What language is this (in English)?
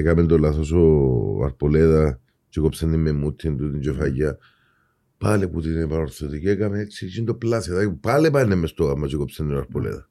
Greek